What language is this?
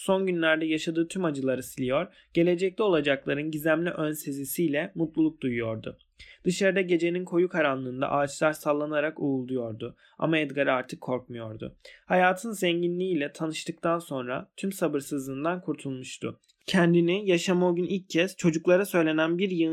Turkish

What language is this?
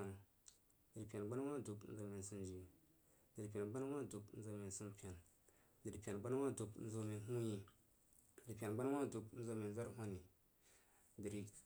Jiba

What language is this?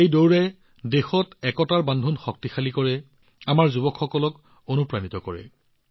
Assamese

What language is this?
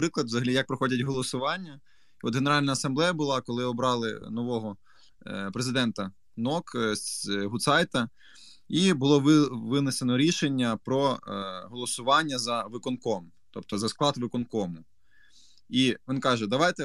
Ukrainian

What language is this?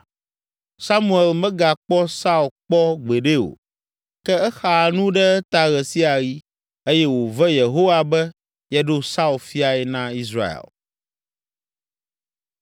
Ewe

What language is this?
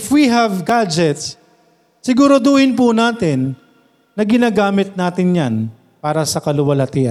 Filipino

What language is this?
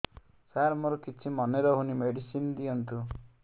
Odia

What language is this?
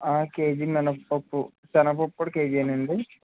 Telugu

